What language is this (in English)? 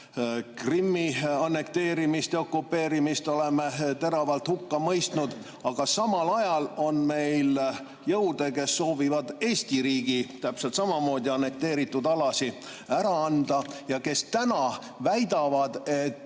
Estonian